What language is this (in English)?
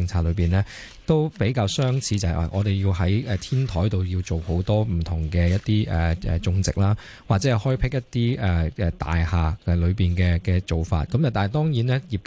Chinese